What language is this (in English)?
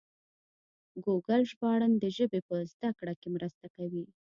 Pashto